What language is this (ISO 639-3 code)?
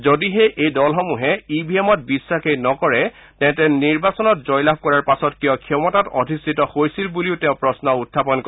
asm